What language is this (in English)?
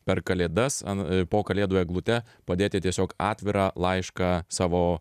Lithuanian